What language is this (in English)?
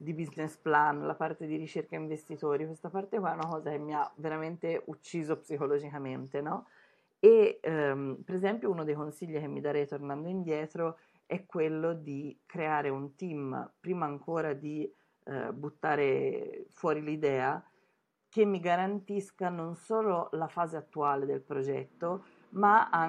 Italian